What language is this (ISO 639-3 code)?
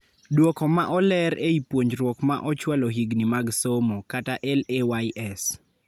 luo